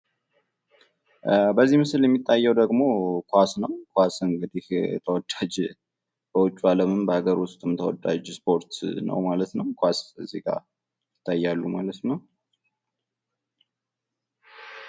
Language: Amharic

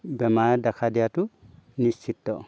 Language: Assamese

